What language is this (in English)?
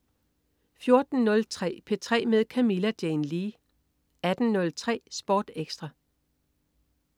Danish